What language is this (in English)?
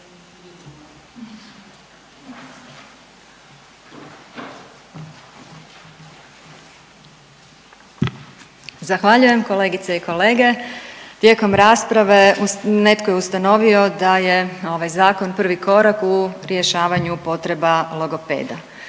Croatian